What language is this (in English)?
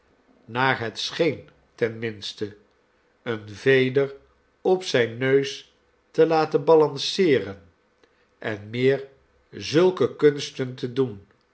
Dutch